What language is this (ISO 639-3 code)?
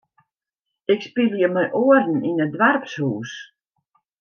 fry